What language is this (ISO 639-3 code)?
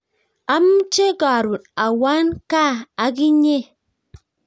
kln